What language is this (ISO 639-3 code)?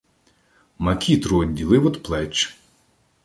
ukr